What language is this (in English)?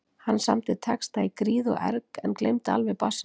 Icelandic